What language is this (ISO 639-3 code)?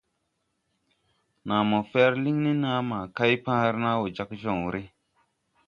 tui